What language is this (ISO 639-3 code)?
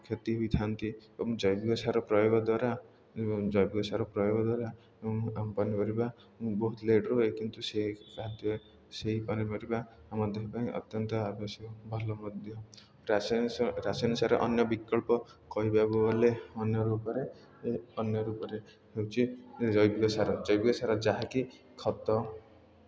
ori